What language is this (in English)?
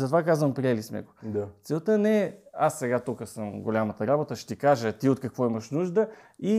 Bulgarian